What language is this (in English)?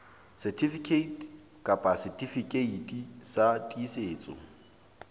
Southern Sotho